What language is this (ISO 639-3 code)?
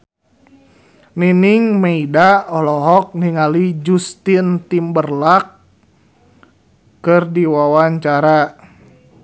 sun